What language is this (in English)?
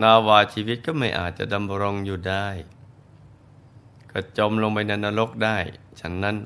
Thai